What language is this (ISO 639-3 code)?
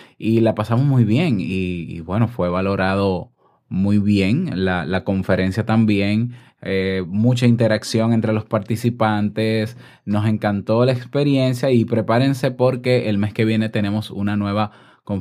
spa